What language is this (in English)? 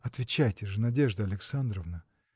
Russian